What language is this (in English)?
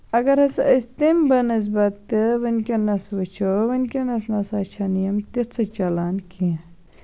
Kashmiri